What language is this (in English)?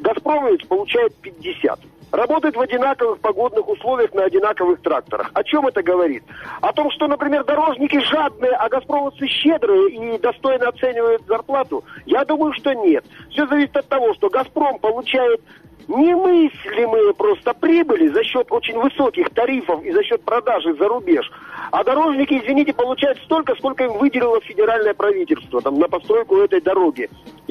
Russian